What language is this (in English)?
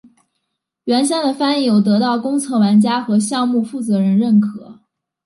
Chinese